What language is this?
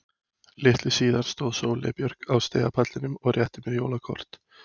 Icelandic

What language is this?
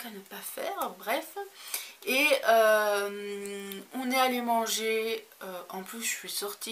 French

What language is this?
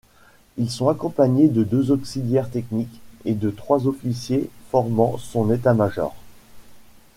French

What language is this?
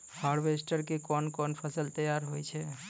Maithili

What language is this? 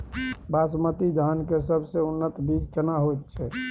Maithili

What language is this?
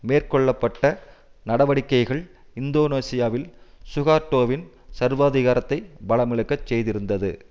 Tamil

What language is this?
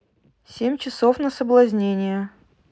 Russian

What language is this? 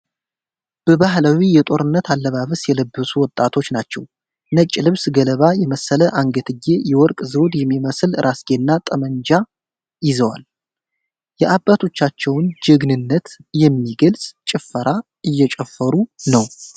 Amharic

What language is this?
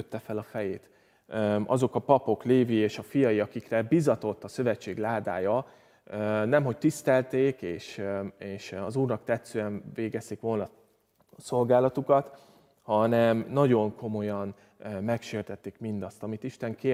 Hungarian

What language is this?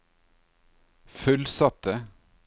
Norwegian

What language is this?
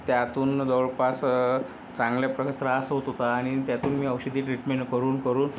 Marathi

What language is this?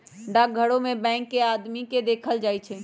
Magahi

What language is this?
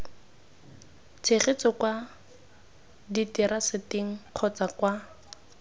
Tswana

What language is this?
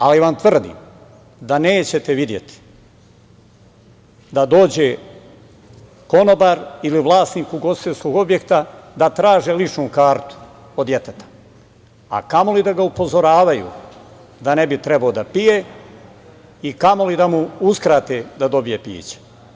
Serbian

